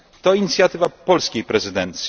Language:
Polish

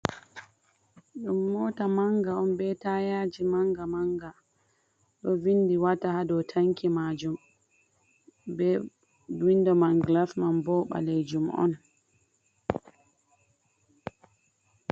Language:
Fula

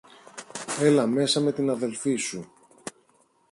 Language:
Greek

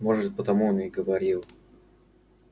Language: Russian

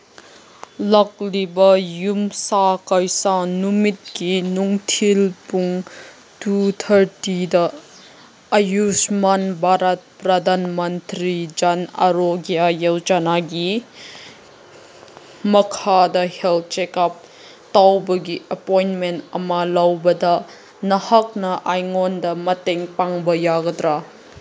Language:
Manipuri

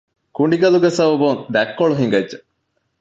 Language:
Divehi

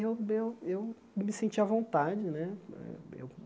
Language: Portuguese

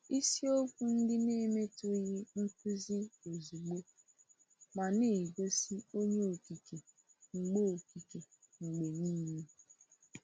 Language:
Igbo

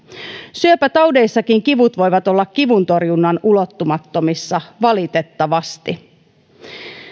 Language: Finnish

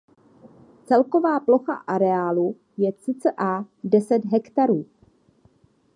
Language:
Czech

